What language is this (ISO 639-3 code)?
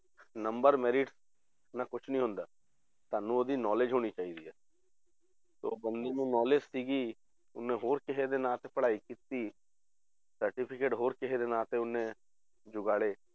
pan